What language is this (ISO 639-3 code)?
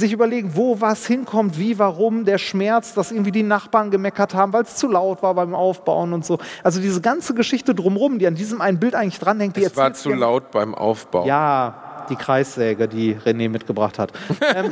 deu